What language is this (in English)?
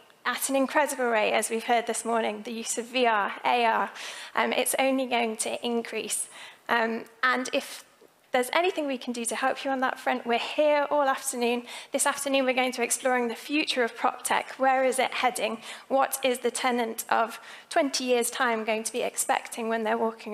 English